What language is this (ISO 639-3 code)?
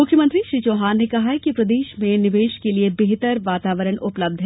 hin